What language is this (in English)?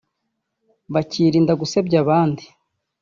Kinyarwanda